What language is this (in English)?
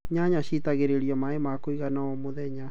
Kikuyu